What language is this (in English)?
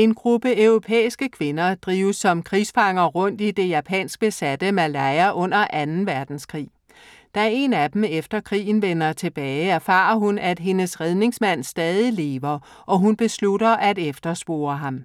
Danish